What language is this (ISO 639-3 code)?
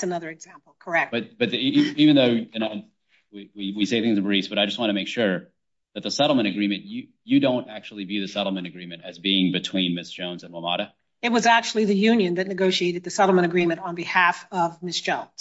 eng